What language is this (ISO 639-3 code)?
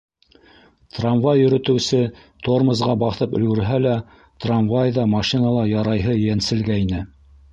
bak